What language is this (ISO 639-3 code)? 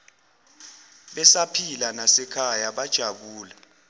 zul